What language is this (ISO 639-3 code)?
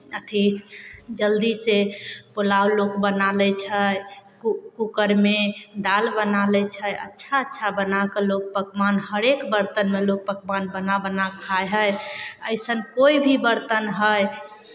mai